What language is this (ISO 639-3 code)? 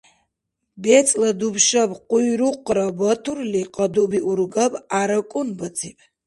dar